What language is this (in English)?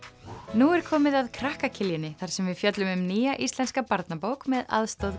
Icelandic